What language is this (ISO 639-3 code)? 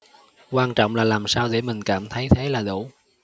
vie